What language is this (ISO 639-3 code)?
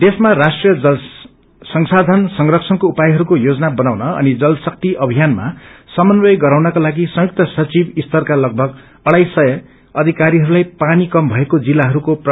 nep